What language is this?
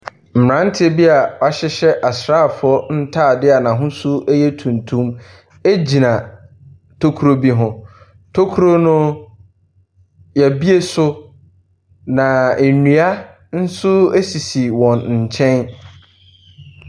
Akan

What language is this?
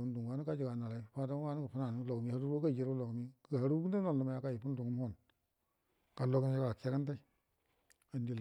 Buduma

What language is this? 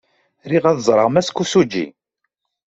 Kabyle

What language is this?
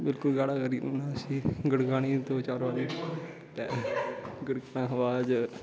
Dogri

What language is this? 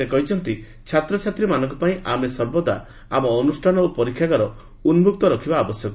Odia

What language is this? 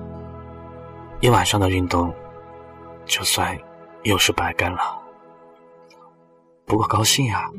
Chinese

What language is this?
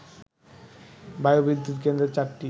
Bangla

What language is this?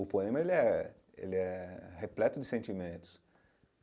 Portuguese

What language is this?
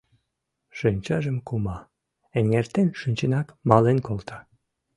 Mari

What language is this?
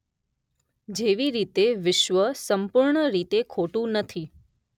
Gujarati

